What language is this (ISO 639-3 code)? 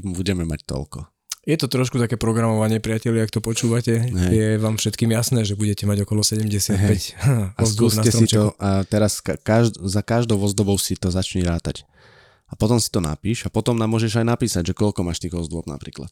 slk